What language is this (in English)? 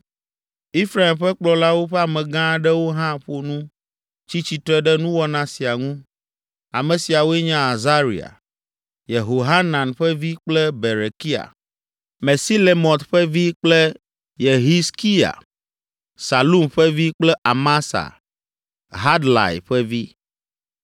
Ewe